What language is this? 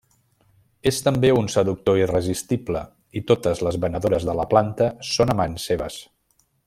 Catalan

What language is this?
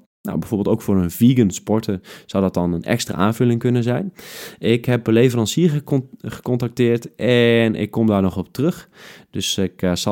Dutch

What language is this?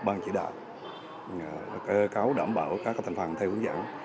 Vietnamese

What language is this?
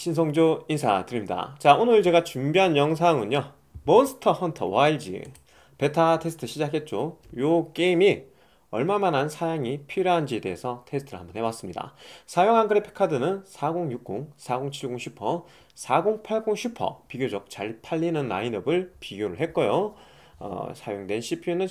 Korean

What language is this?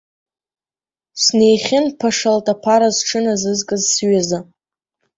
Abkhazian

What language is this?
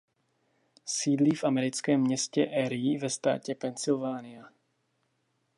Czech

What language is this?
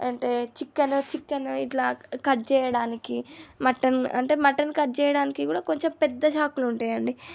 Telugu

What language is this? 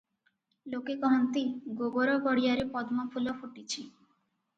Odia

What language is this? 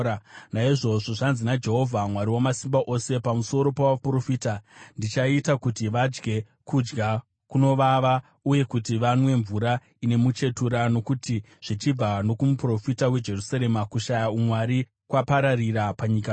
Shona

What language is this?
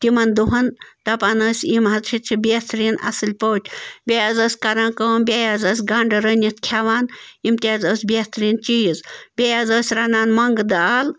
Kashmiri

